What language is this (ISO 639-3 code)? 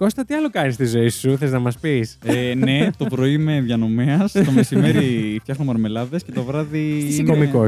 ell